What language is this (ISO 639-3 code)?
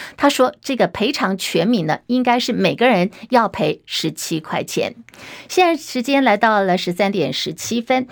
zho